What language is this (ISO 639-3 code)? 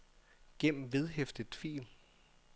dan